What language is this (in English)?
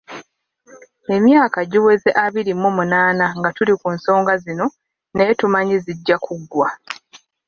Ganda